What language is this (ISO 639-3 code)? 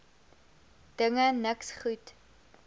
afr